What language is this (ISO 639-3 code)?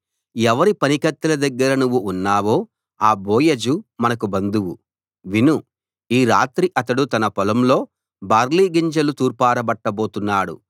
tel